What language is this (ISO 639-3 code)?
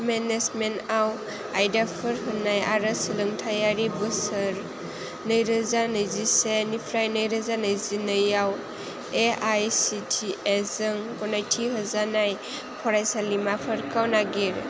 brx